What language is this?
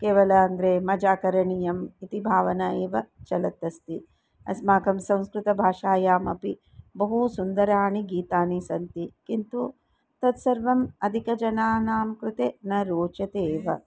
Sanskrit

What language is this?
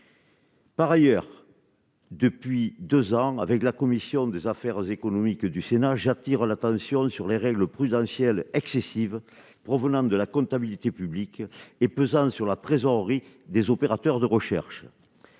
French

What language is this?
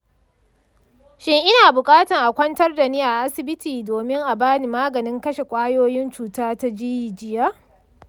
Hausa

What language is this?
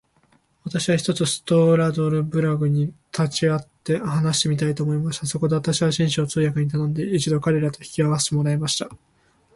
Japanese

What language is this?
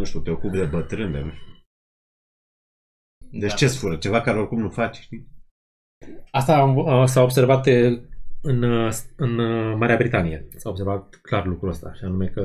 Romanian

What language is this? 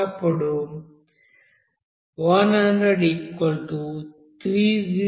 Telugu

